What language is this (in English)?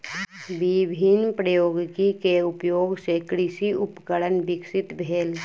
Maithili